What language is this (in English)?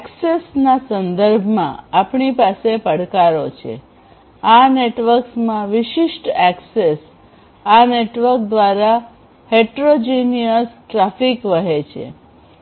Gujarati